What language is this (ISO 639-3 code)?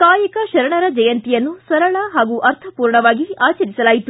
kan